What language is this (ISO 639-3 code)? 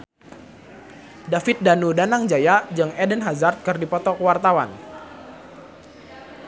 sun